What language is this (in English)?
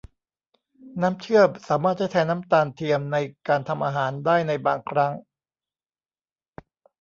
Thai